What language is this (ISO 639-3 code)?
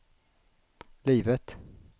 swe